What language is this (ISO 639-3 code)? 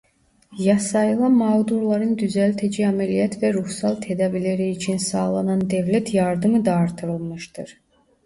tur